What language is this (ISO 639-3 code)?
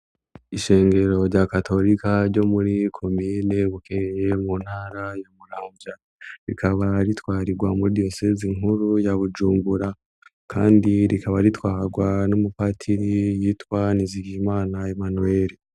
run